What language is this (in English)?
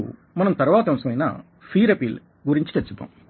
Telugu